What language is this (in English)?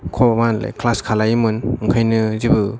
Bodo